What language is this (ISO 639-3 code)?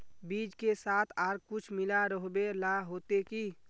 mag